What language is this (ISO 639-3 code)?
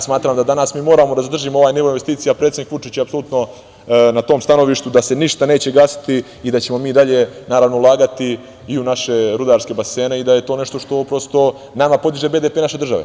srp